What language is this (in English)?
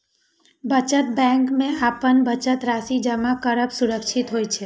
Maithili